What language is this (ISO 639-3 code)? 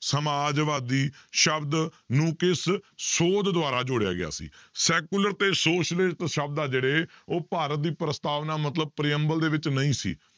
pan